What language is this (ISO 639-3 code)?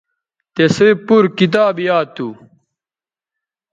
btv